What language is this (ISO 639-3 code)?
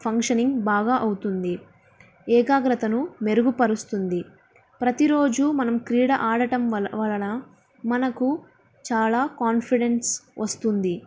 tel